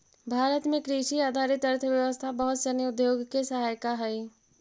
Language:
Magahi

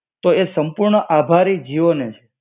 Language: Gujarati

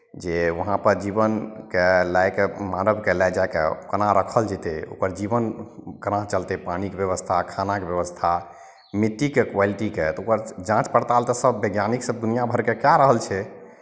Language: Maithili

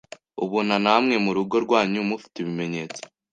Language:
Kinyarwanda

